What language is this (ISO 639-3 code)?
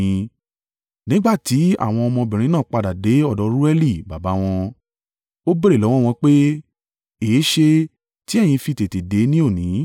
yor